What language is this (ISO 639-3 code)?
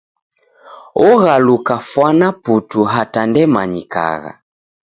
dav